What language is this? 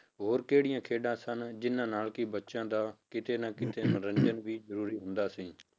Punjabi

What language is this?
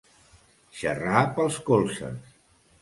Catalan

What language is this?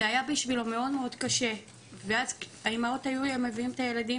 Hebrew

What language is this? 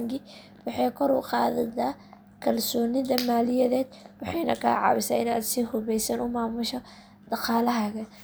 Somali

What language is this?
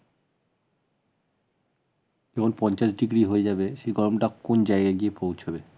Bangla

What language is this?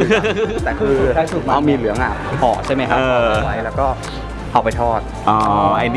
Thai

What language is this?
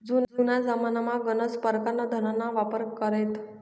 Marathi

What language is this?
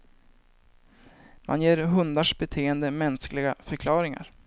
Swedish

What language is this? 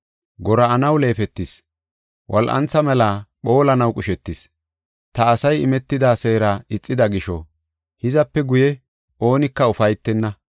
Gofa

